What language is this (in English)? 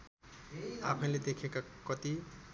Nepali